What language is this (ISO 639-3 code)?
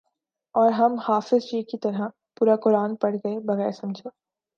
urd